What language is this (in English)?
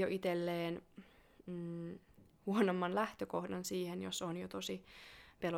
Finnish